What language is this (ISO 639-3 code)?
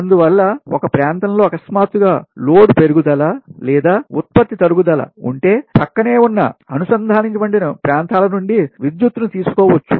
tel